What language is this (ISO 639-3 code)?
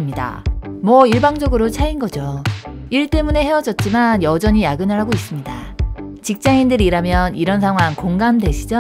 kor